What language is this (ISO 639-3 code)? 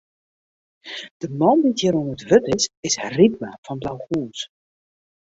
fry